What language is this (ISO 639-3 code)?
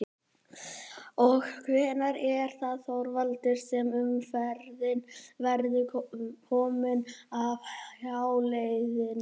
isl